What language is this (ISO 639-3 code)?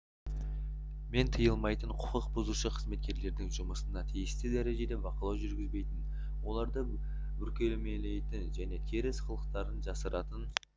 kaz